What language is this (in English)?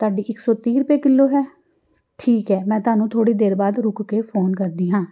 Punjabi